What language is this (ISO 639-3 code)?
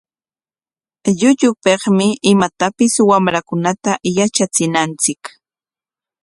qwa